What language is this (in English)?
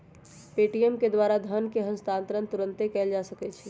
Magahi